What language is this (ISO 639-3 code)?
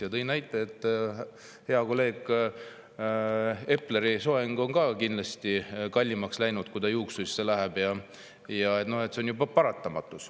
est